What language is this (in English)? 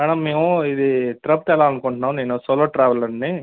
Telugu